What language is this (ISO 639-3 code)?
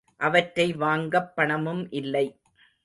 tam